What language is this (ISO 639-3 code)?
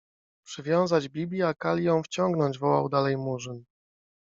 pol